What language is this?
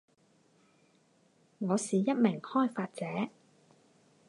Chinese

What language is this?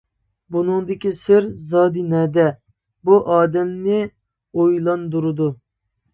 Uyghur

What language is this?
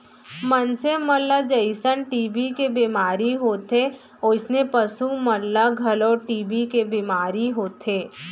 Chhattisgarhi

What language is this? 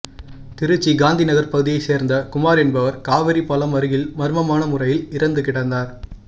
Tamil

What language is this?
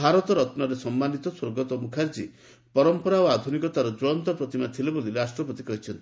Odia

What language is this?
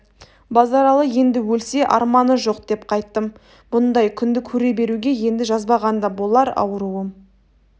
Kazakh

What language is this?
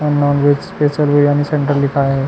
Chhattisgarhi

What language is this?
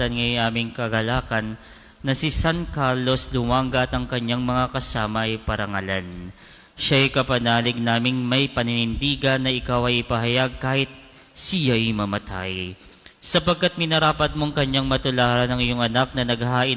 Filipino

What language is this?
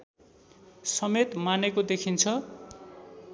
Nepali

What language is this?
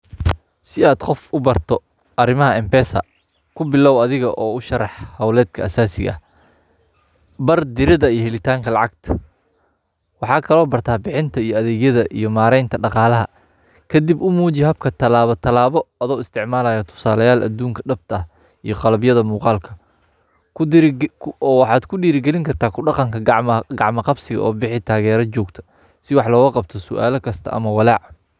Somali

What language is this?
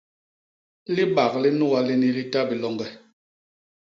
Basaa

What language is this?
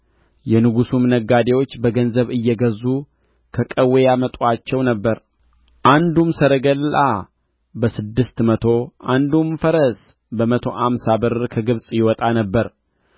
Amharic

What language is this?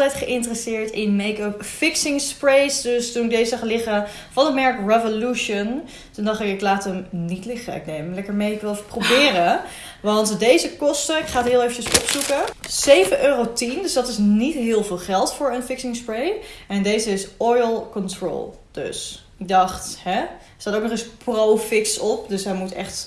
Dutch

